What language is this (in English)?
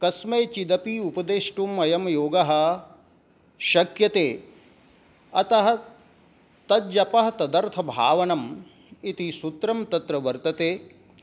Sanskrit